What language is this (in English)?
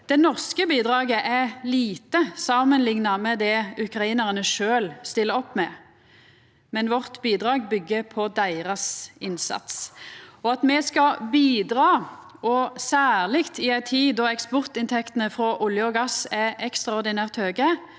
Norwegian